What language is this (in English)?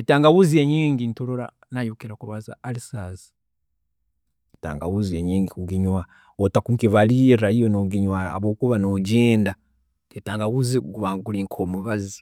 Tooro